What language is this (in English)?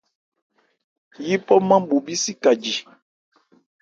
Ebrié